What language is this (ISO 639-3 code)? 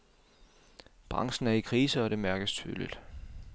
dan